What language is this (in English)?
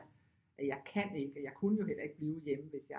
Danish